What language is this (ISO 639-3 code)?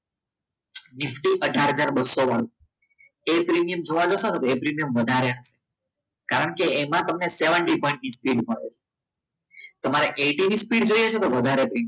guj